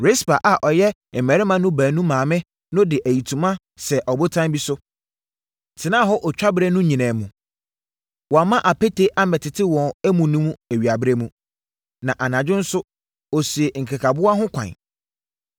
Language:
Akan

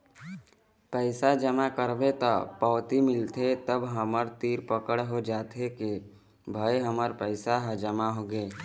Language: Chhattisgarhi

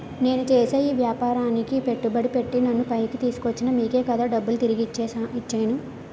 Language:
Telugu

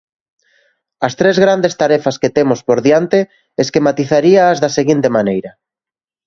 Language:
Galician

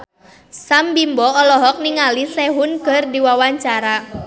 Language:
Sundanese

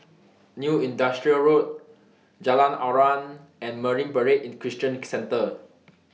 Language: English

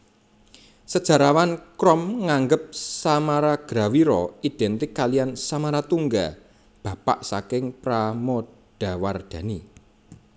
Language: Javanese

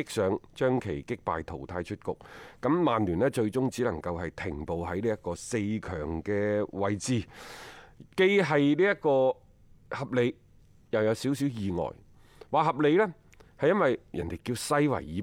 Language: Chinese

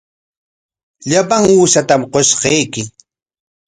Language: Corongo Ancash Quechua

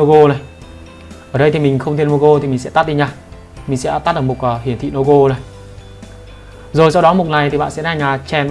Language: Vietnamese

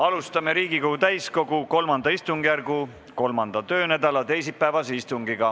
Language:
Estonian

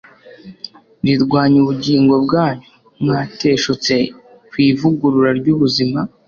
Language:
Kinyarwanda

